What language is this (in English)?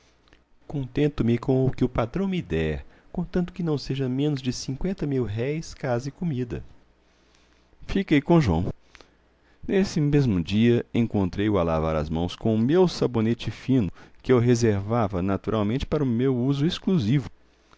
Portuguese